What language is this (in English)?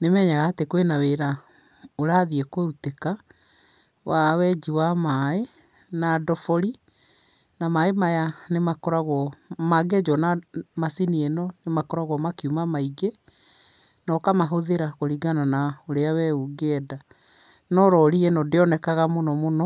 Kikuyu